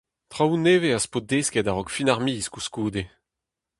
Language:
Breton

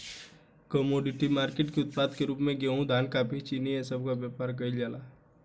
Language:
Bhojpuri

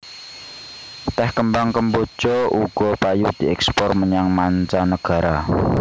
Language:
Javanese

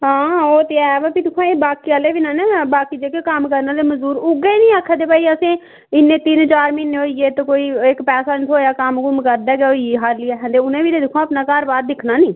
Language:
Dogri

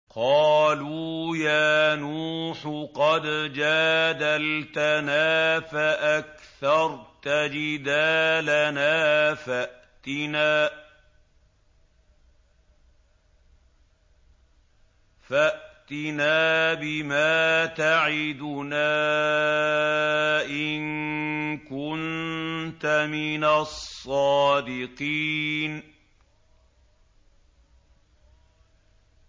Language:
Arabic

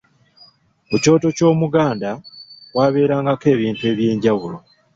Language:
Ganda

